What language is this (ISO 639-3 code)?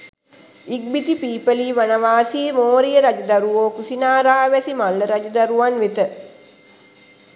sin